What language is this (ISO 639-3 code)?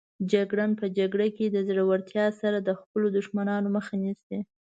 pus